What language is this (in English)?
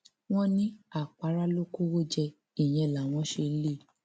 Yoruba